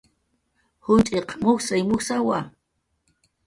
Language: Jaqaru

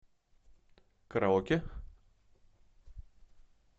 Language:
Russian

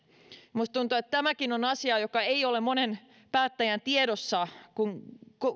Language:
Finnish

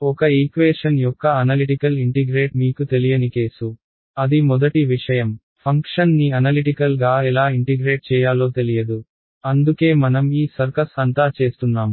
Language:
Telugu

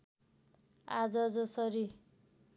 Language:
Nepali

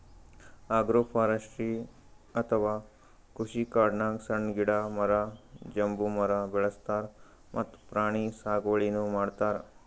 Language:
Kannada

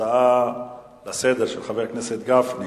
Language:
Hebrew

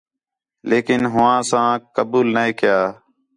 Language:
Khetrani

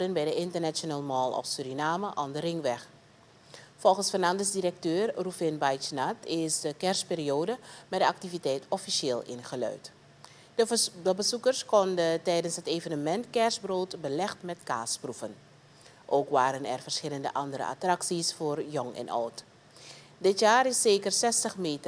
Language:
Dutch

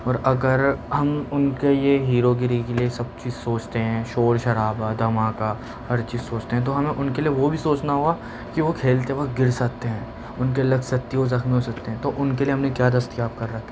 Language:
Urdu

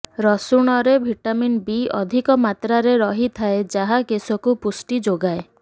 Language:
Odia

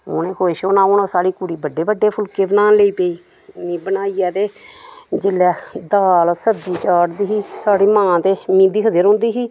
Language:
Dogri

